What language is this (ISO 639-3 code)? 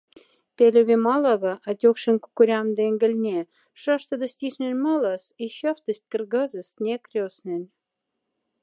mdf